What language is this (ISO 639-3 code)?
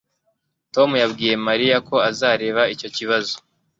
kin